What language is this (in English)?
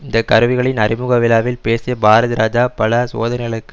Tamil